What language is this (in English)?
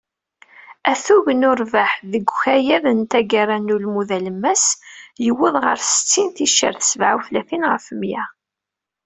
Kabyle